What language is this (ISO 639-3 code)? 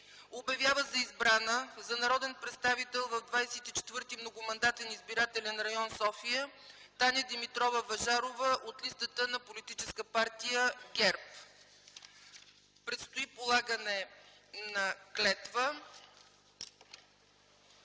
bul